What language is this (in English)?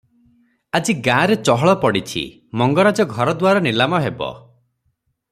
Odia